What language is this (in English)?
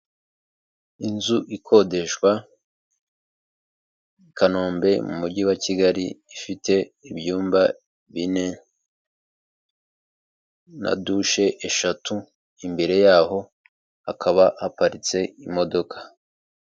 Kinyarwanda